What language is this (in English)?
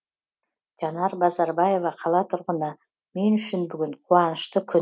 Kazakh